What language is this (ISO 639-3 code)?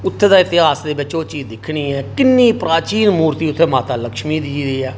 doi